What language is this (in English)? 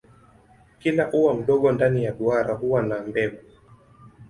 Swahili